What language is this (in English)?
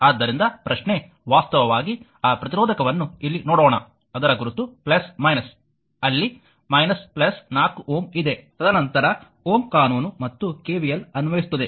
Kannada